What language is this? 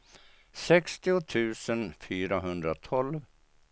Swedish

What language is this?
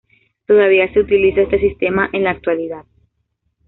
Spanish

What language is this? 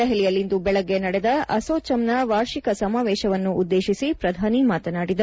Kannada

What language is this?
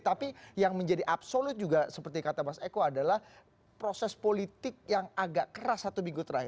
Indonesian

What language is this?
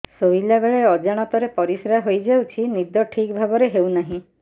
Odia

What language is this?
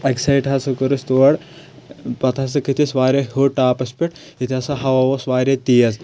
Kashmiri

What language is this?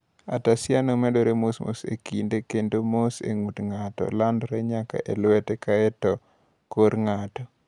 Luo (Kenya and Tanzania)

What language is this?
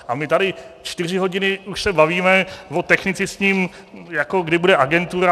Czech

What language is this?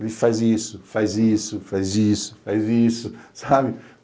Portuguese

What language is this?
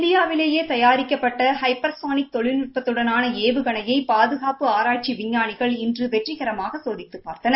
Tamil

